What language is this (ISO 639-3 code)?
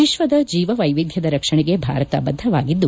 kan